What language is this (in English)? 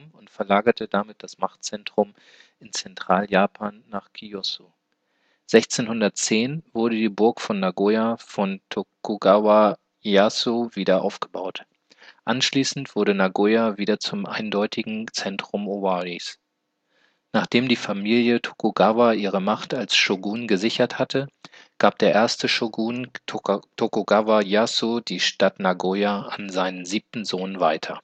German